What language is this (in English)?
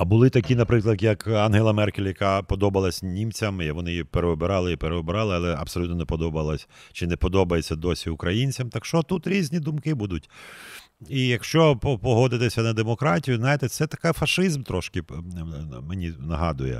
Ukrainian